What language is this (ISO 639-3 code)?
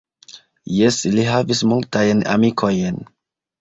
epo